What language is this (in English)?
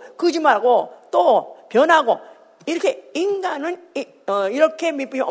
Korean